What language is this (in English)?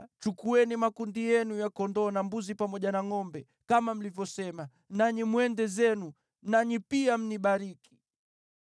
Swahili